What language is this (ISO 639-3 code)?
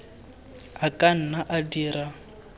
tsn